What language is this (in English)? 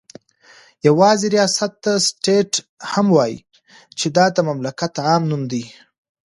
Pashto